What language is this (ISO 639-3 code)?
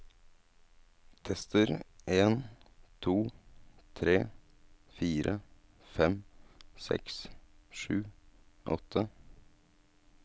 nor